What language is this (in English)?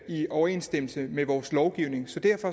Danish